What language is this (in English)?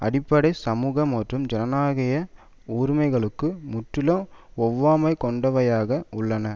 Tamil